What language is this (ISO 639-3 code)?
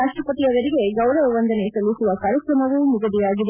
kan